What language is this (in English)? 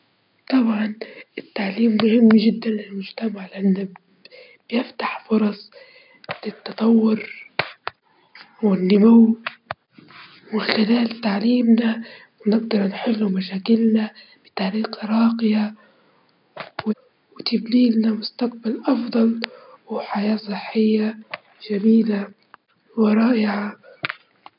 Libyan Arabic